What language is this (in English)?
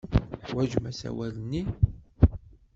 Kabyle